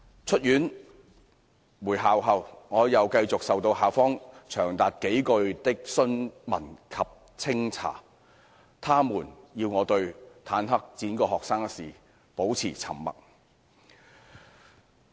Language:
Cantonese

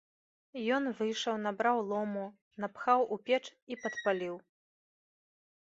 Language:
Belarusian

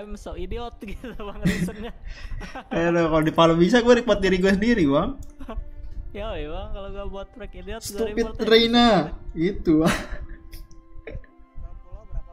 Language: Indonesian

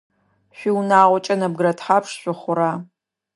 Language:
Adyghe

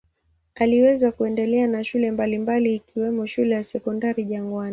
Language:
Swahili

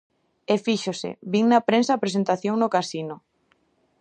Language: Galician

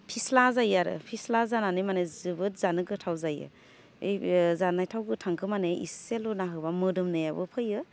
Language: Bodo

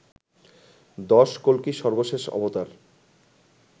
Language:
Bangla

